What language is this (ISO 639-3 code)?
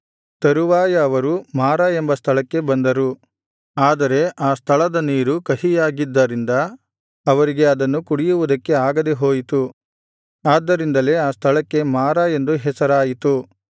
kan